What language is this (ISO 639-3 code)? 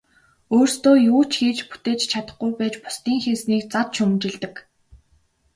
mon